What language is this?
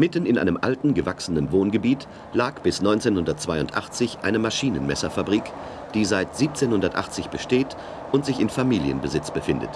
German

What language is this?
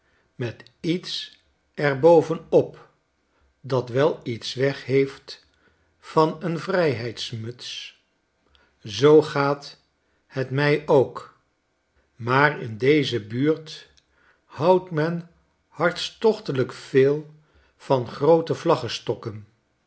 Dutch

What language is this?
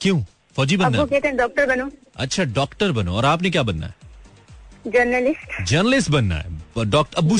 Hindi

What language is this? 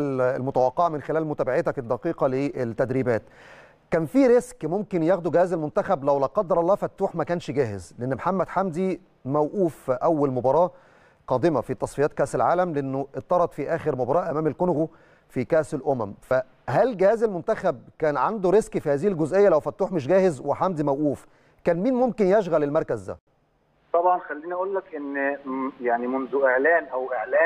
Arabic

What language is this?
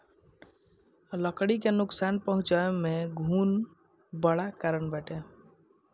Bhojpuri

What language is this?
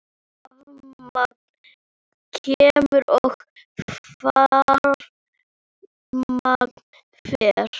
Icelandic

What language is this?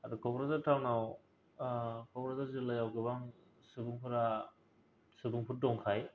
Bodo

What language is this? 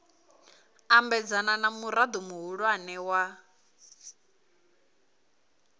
Venda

